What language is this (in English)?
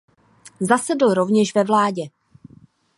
Czech